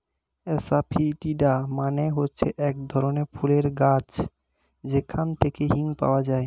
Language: Bangla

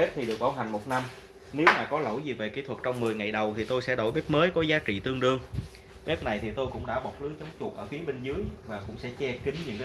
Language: Vietnamese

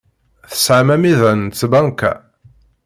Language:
Kabyle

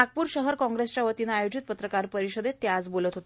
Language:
Marathi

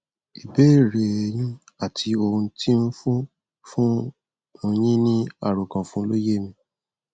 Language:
Yoruba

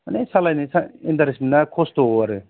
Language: Bodo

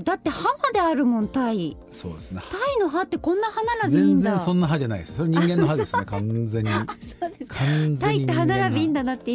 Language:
Japanese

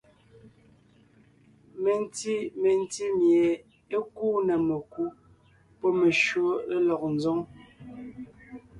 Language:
Ngiemboon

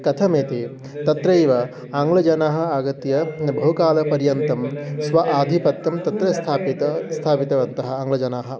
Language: Sanskrit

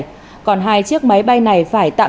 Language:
Vietnamese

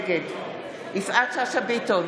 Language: Hebrew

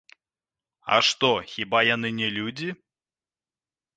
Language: Belarusian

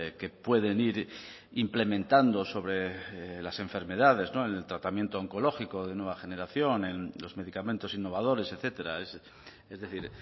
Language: Spanish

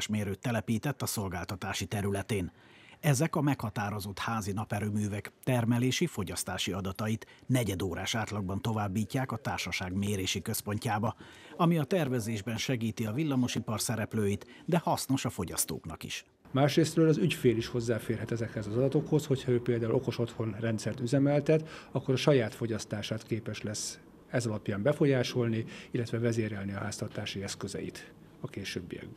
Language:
Hungarian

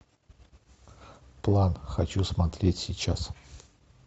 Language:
Russian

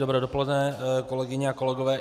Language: Czech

